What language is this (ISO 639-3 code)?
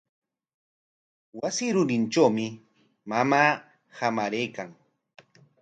qwa